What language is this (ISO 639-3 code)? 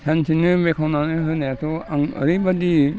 brx